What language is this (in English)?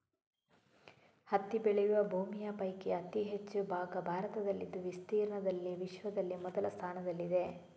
Kannada